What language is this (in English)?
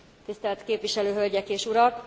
Hungarian